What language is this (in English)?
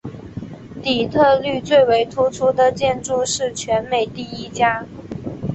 Chinese